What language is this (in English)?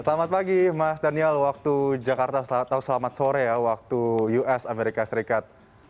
Indonesian